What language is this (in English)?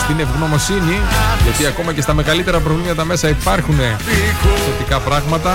Greek